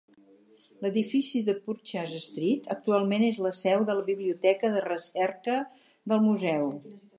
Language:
Catalan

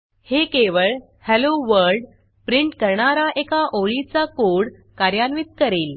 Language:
Marathi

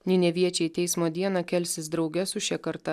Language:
Lithuanian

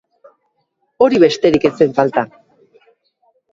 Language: Basque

